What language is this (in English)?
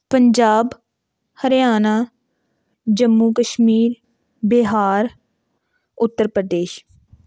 Punjabi